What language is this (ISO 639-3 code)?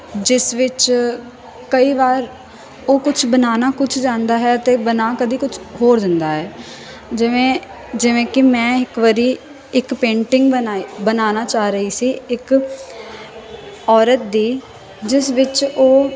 pan